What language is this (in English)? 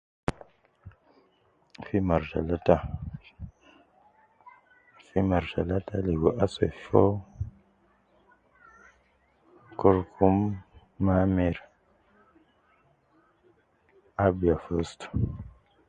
Nubi